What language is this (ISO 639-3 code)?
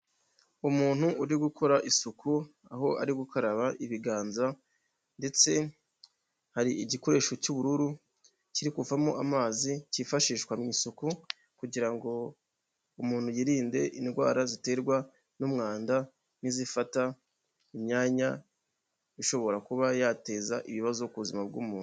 kin